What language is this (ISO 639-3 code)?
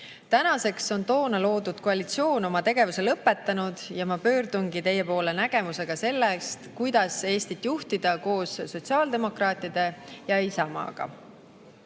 est